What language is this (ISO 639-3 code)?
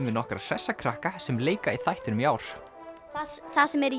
isl